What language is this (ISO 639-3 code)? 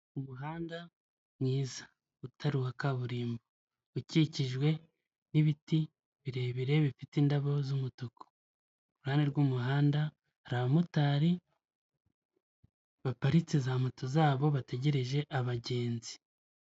kin